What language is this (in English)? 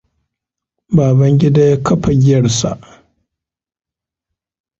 Hausa